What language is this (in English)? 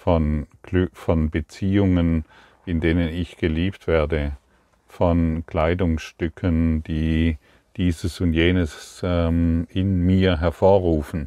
German